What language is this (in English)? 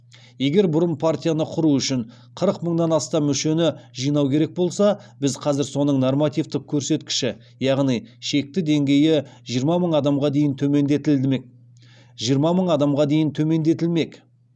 Kazakh